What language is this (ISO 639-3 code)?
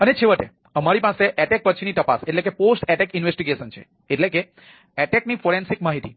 guj